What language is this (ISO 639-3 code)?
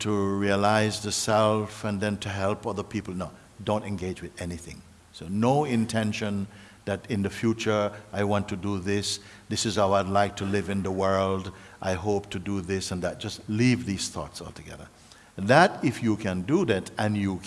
eng